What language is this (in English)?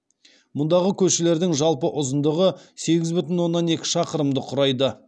Kazakh